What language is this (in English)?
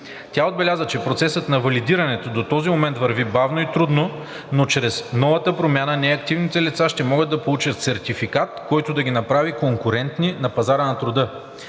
Bulgarian